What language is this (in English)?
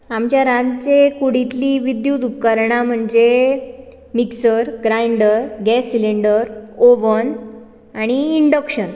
Konkani